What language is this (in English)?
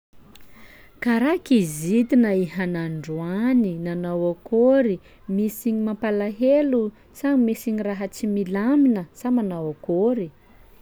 Sakalava Malagasy